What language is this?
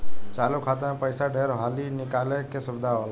Bhojpuri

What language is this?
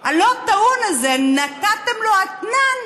Hebrew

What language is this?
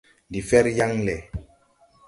Tupuri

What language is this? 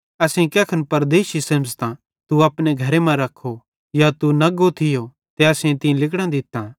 Bhadrawahi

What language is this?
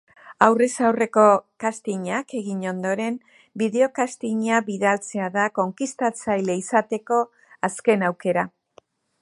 Basque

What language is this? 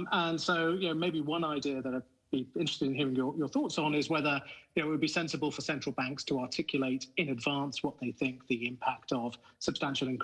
English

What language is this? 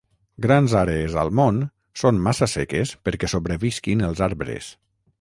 Catalan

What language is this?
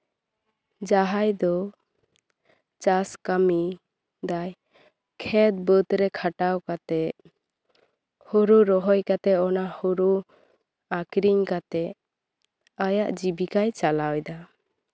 Santali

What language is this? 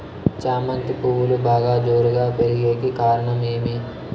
Telugu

